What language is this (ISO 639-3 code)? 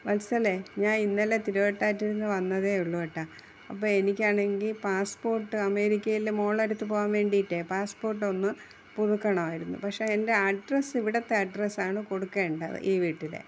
mal